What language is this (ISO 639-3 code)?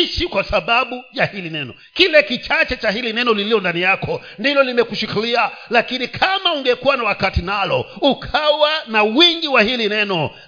swa